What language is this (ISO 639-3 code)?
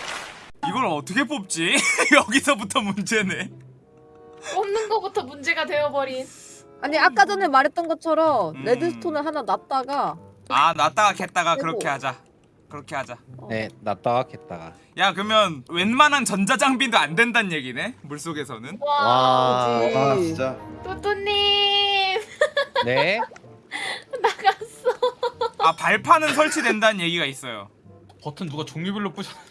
kor